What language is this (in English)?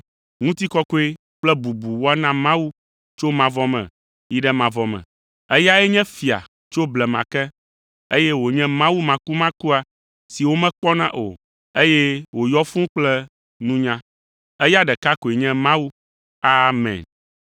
Ewe